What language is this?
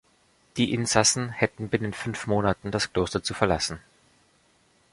German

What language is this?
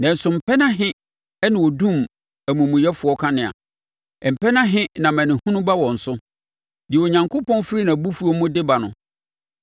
Akan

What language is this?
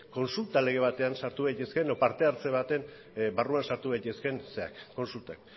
Basque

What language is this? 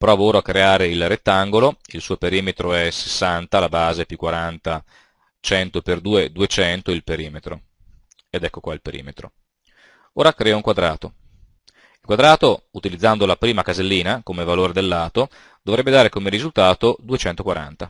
Italian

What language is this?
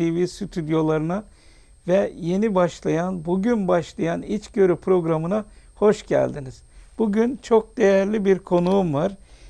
Turkish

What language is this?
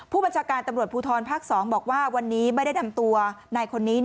Thai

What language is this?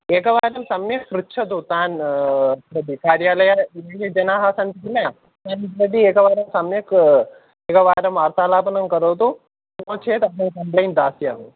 Sanskrit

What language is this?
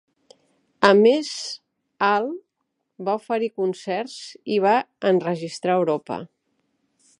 Catalan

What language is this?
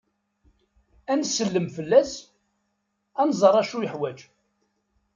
Kabyle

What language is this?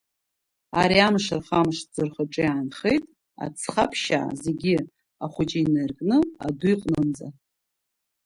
Abkhazian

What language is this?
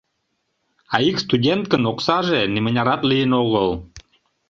Mari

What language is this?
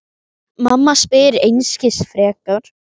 Icelandic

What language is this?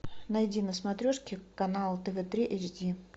Russian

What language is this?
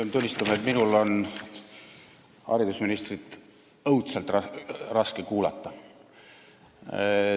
Estonian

